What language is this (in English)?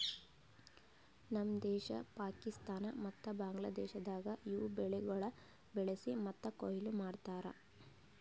Kannada